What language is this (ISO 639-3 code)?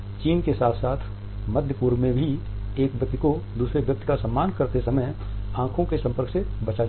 hin